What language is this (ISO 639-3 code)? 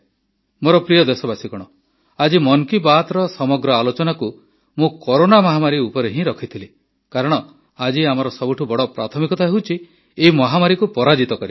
ori